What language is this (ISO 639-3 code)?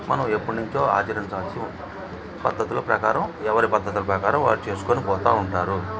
tel